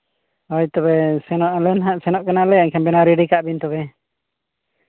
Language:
Santali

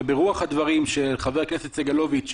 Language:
Hebrew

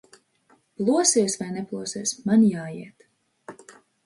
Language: Latvian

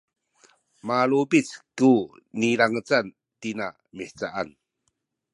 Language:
Sakizaya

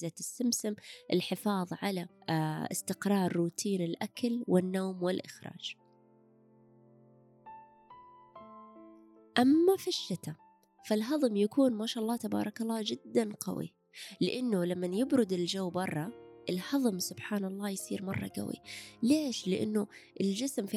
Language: Arabic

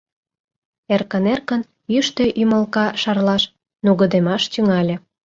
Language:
Mari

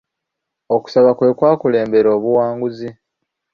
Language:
Ganda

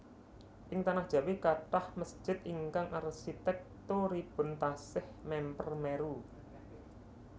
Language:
Javanese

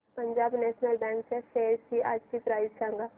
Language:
Marathi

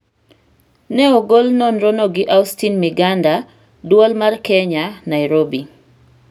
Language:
Luo (Kenya and Tanzania)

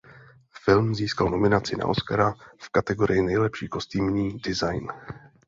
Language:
Czech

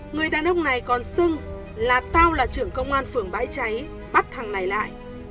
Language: Vietnamese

